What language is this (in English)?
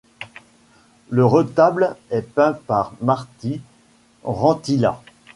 French